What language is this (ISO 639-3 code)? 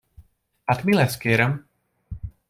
hun